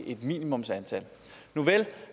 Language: Danish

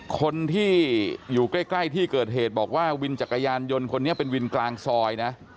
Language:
Thai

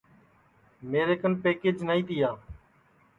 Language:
Sansi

